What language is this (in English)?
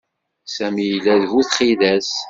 Kabyle